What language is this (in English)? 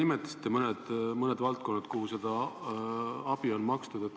Estonian